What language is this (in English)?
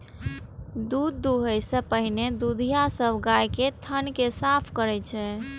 Maithili